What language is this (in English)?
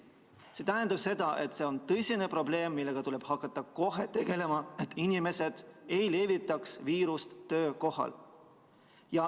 Estonian